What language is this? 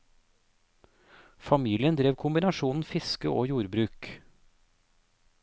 Norwegian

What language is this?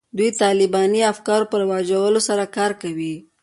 Pashto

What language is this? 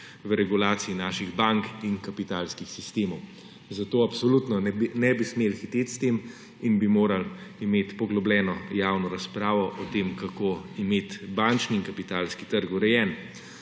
Slovenian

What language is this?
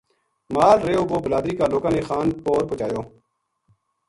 Gujari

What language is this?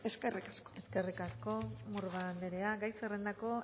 Basque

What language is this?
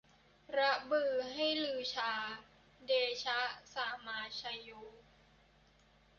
Thai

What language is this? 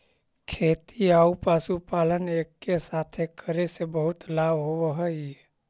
Magahi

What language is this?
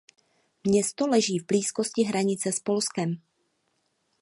Czech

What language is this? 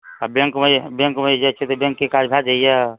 Maithili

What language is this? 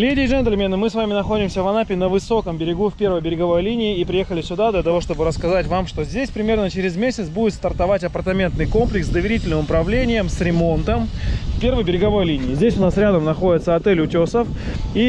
Russian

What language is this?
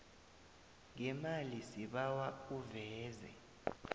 South Ndebele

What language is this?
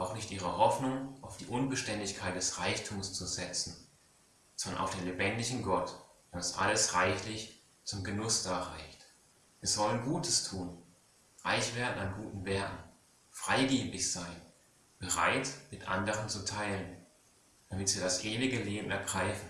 German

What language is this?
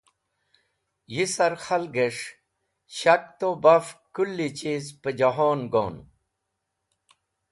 Wakhi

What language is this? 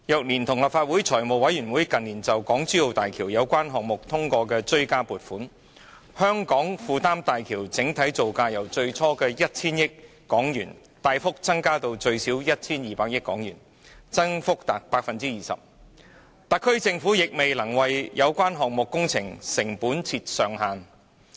Cantonese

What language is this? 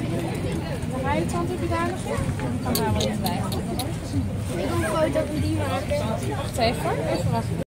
Dutch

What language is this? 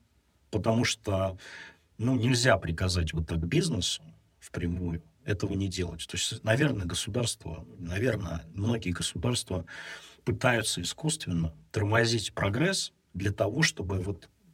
Russian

